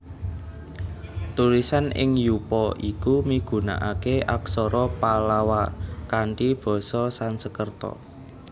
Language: Javanese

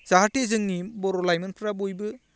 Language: Bodo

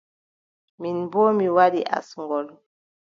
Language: Adamawa Fulfulde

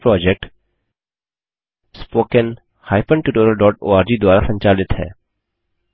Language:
Hindi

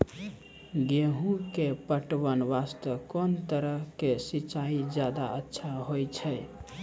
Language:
Maithili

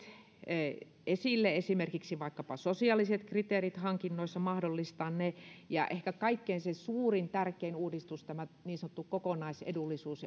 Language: Finnish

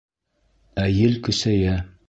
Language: Bashkir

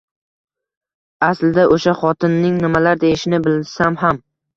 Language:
Uzbek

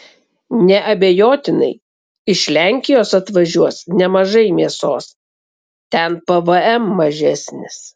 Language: Lithuanian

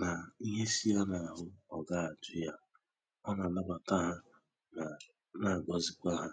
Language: Igbo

